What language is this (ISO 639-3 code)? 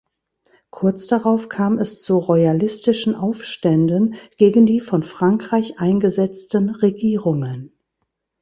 deu